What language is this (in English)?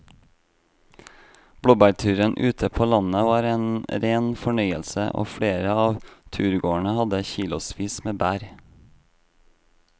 Norwegian